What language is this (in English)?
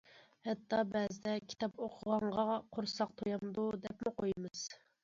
Uyghur